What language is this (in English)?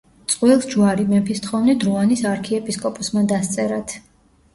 Georgian